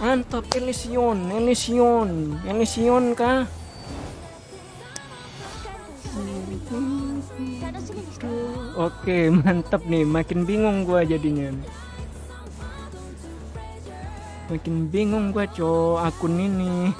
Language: Indonesian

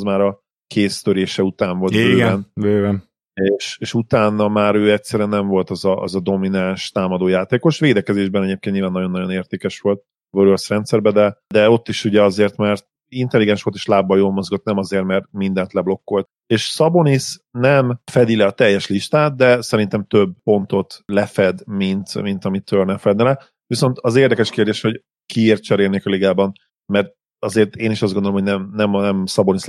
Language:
Hungarian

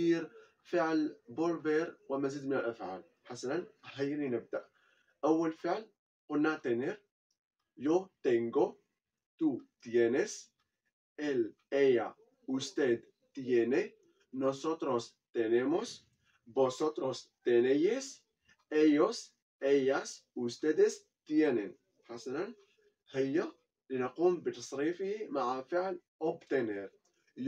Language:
Arabic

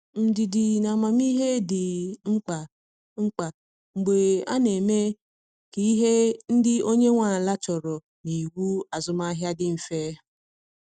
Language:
Igbo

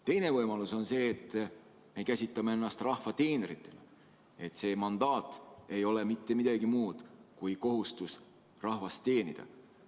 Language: Estonian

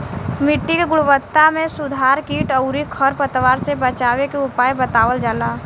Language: Bhojpuri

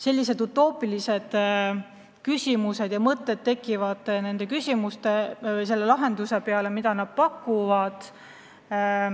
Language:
Estonian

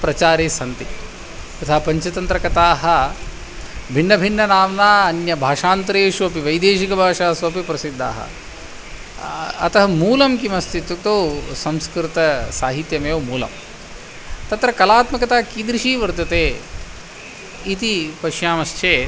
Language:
Sanskrit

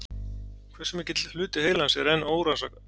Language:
Icelandic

